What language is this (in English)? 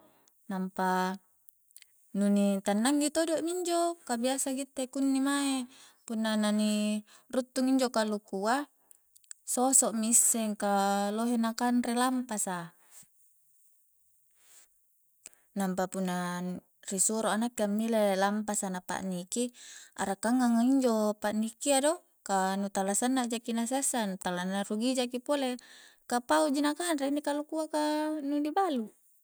Coastal Konjo